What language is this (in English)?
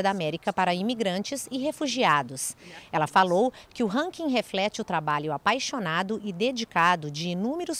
Portuguese